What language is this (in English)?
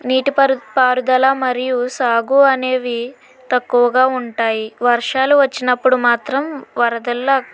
Telugu